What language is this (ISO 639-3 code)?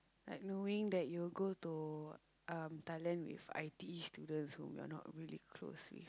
eng